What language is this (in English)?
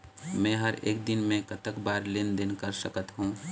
Chhattisgarhi